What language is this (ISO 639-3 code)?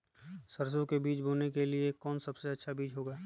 mag